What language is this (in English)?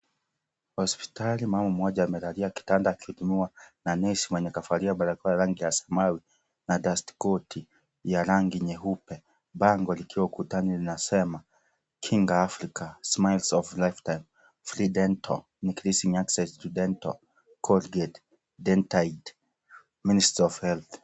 Swahili